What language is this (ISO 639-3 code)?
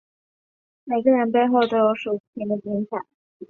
zho